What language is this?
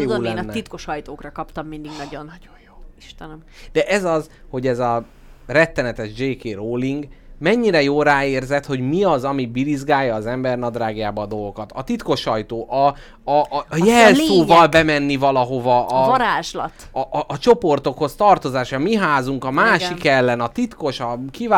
Hungarian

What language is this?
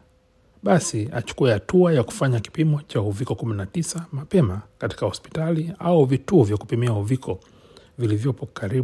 Swahili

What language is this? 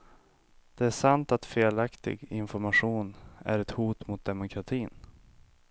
Swedish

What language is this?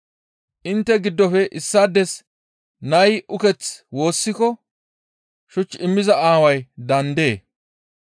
Gamo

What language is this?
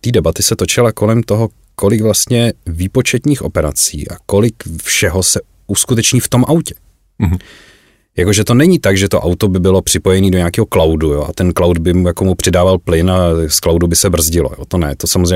Czech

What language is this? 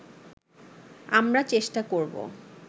Bangla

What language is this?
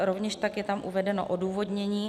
Czech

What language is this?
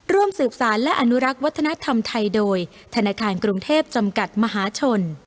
Thai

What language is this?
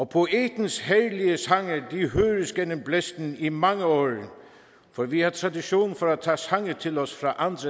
Danish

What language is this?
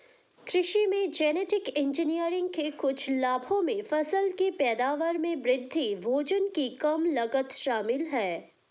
Hindi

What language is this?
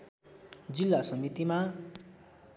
Nepali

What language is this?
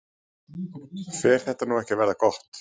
Icelandic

